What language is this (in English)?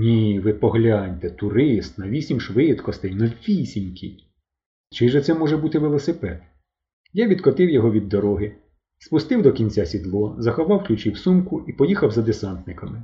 Ukrainian